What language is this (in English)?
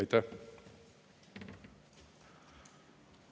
Estonian